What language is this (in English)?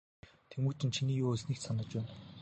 Mongolian